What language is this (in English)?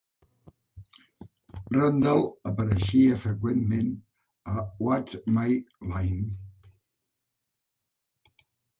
Catalan